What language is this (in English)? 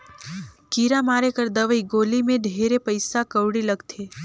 Chhattisgarhi